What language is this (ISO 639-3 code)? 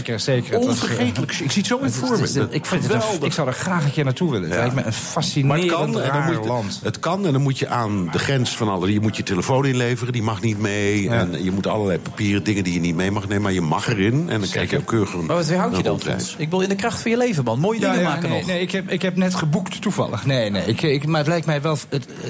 nld